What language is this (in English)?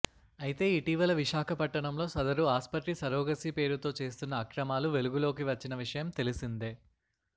Telugu